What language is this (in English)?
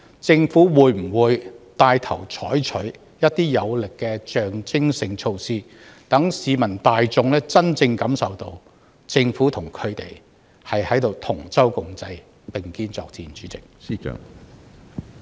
Cantonese